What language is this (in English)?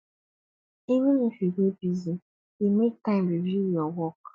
Nigerian Pidgin